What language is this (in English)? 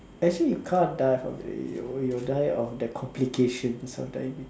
English